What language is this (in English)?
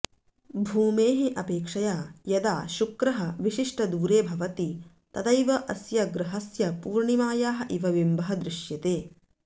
Sanskrit